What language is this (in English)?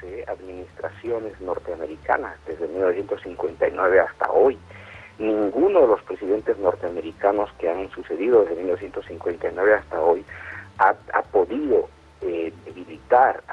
Spanish